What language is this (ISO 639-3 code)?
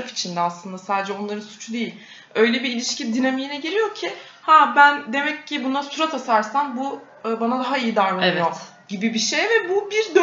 tur